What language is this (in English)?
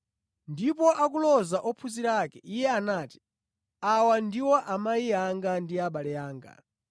Nyanja